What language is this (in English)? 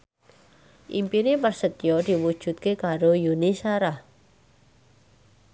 Javanese